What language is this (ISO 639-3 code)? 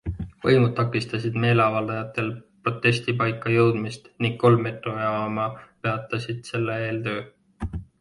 est